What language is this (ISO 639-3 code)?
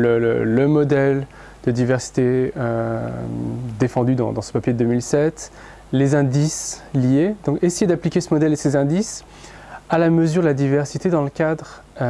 fra